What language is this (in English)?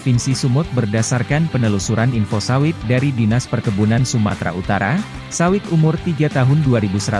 Indonesian